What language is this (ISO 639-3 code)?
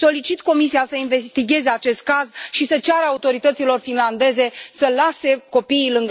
ron